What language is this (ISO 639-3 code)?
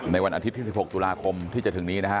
tha